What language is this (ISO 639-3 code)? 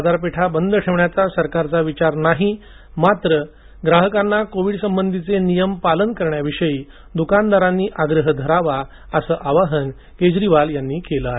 mar